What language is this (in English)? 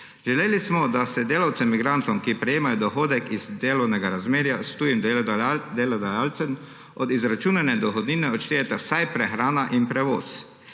Slovenian